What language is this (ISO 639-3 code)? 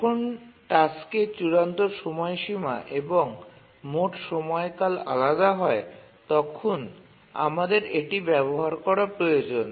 ben